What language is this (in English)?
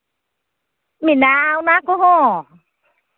Santali